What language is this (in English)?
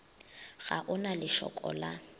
Northern Sotho